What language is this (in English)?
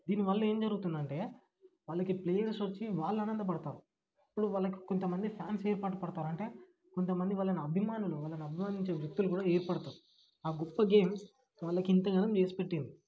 Telugu